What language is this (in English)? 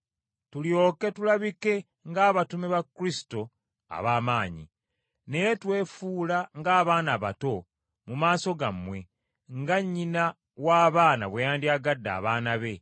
Ganda